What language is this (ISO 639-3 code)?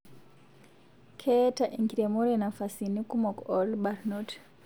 mas